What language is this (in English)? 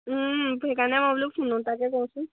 Assamese